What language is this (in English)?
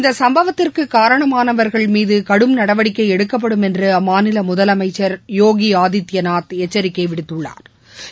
Tamil